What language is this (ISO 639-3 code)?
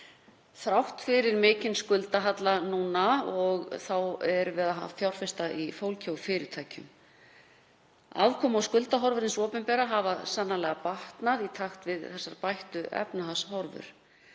isl